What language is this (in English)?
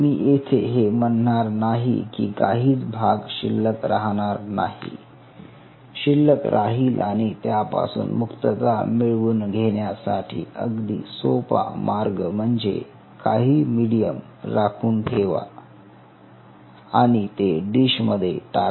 Marathi